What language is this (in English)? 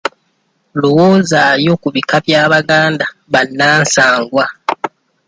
Ganda